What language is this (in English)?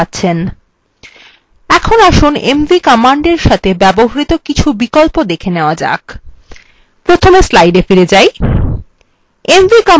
Bangla